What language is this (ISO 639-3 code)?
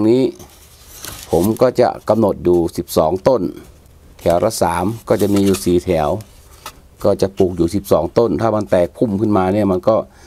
tha